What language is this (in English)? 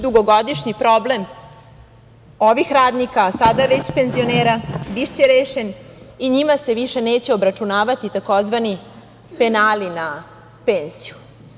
Serbian